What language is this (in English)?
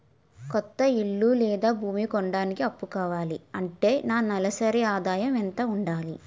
Telugu